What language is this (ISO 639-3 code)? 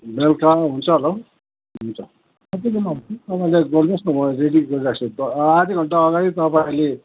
nep